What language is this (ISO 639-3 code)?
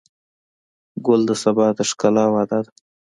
pus